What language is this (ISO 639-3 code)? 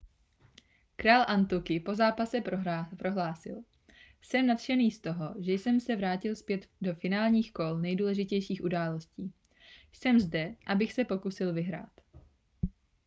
ces